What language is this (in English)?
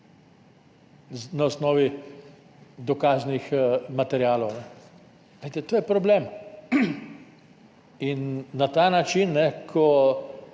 Slovenian